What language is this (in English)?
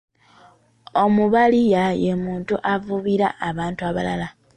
Ganda